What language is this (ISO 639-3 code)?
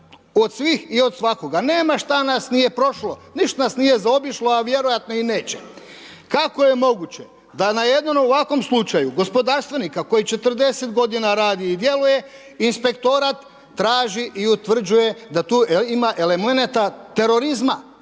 hrv